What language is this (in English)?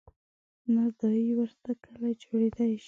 Pashto